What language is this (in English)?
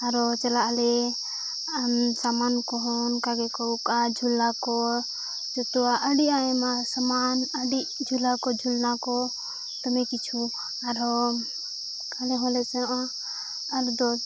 Santali